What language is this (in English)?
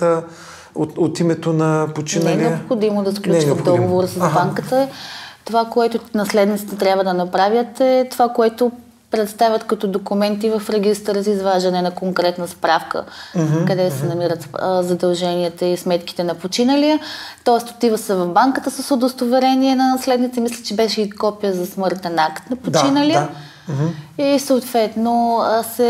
Bulgarian